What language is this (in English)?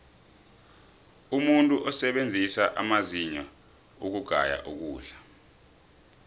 South Ndebele